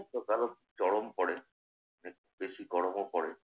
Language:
Bangla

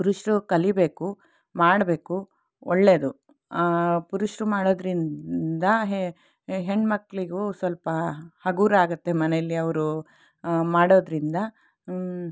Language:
Kannada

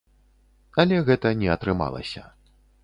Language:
Belarusian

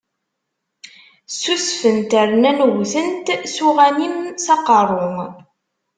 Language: Kabyle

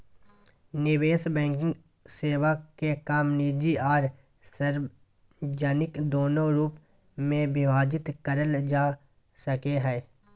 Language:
Magahi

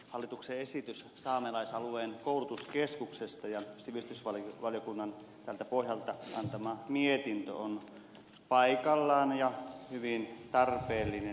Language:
Finnish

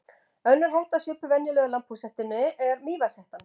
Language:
Icelandic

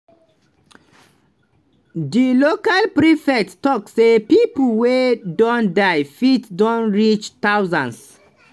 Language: Nigerian Pidgin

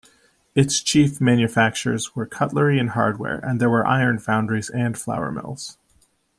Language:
English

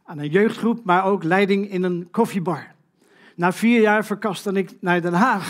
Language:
Dutch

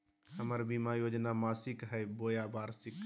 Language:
Magahi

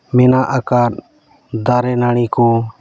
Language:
Santali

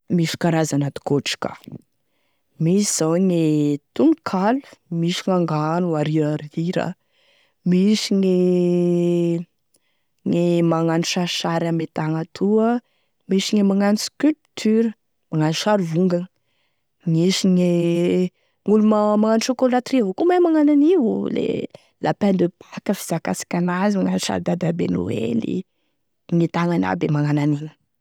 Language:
Tesaka Malagasy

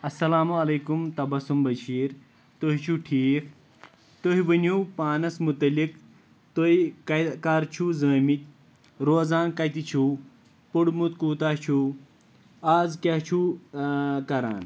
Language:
Kashmiri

